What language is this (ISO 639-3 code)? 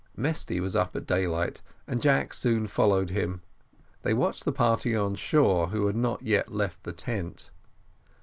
eng